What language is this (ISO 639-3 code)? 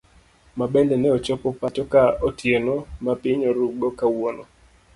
luo